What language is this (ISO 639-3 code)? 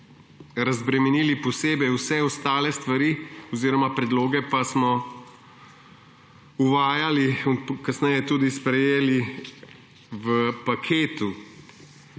slv